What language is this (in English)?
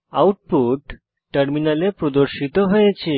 Bangla